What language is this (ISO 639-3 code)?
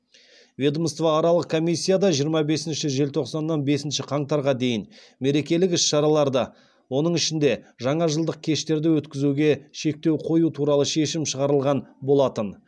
kaz